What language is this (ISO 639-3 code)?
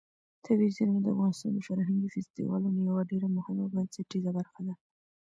pus